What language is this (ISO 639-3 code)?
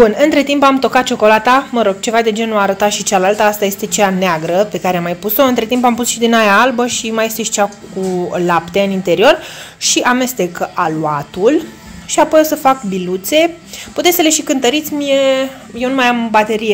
ron